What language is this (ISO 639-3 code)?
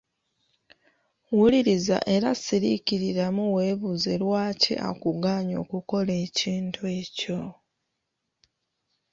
lug